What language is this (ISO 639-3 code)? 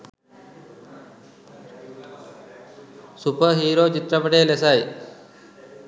sin